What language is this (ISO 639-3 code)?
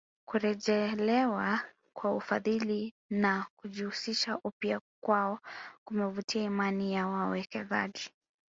swa